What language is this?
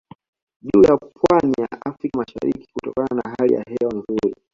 Swahili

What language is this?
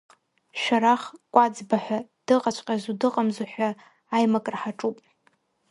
Abkhazian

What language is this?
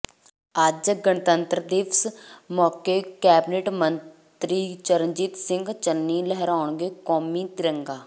Punjabi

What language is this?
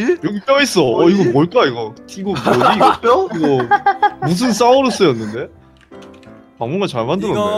Korean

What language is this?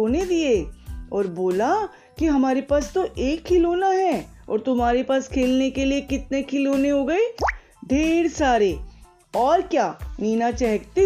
Hindi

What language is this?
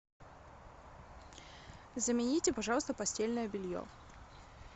Russian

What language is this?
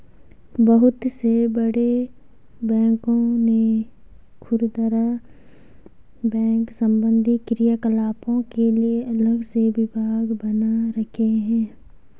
Hindi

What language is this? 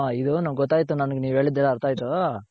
Kannada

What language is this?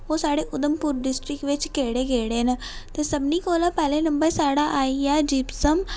Dogri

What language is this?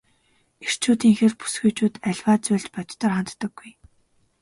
Mongolian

